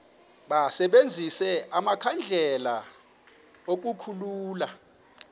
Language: Xhosa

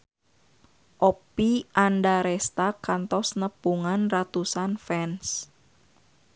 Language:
Sundanese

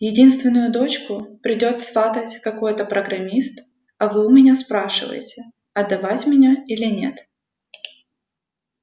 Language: Russian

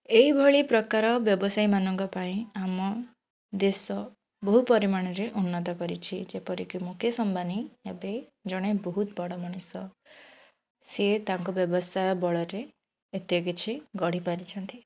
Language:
Odia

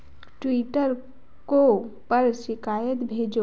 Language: Hindi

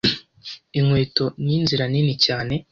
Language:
Kinyarwanda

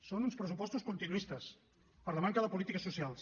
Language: Catalan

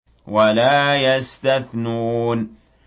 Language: Arabic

